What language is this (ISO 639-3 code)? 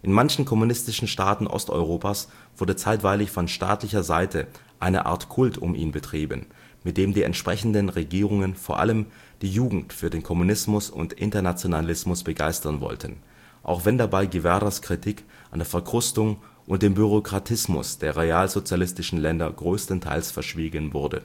deu